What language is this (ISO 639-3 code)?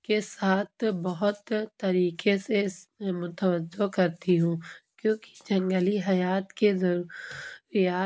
urd